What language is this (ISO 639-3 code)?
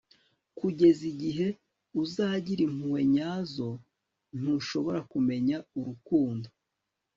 kin